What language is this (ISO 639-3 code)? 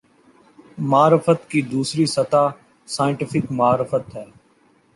urd